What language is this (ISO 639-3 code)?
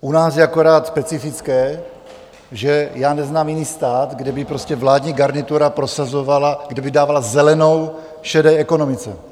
ces